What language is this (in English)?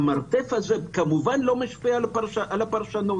Hebrew